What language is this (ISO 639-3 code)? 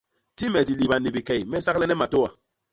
bas